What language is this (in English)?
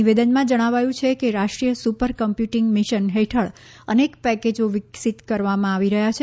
Gujarati